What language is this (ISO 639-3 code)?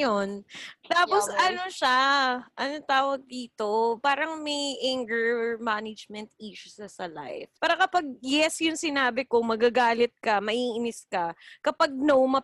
fil